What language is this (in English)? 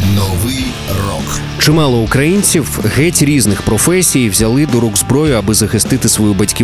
Ukrainian